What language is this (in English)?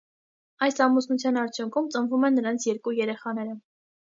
Armenian